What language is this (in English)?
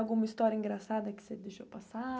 Portuguese